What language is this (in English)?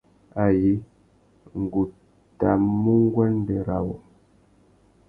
Tuki